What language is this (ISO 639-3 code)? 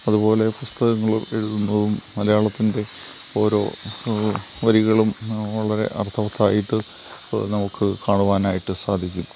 mal